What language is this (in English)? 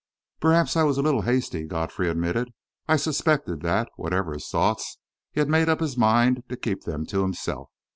English